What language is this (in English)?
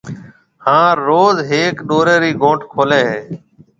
Marwari (Pakistan)